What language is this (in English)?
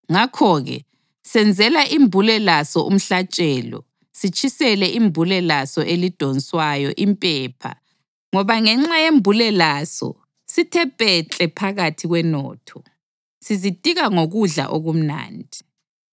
North Ndebele